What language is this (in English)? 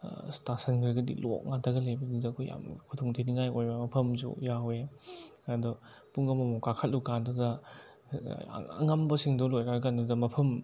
Manipuri